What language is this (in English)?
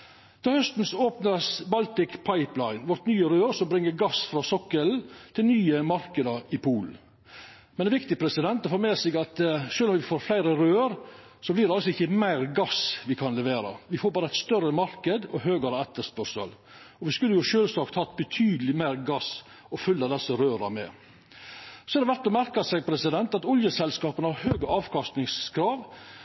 Norwegian Nynorsk